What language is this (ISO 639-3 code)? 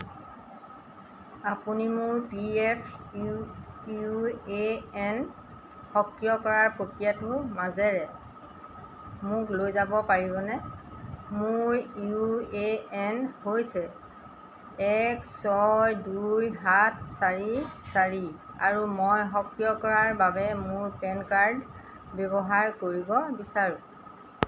asm